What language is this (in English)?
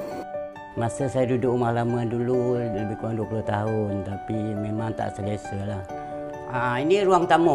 Malay